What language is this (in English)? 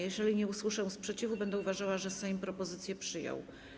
Polish